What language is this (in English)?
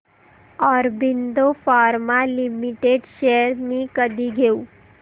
Marathi